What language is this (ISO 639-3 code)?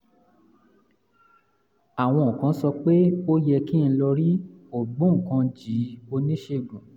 yor